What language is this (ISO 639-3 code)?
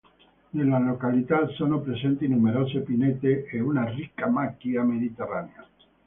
ita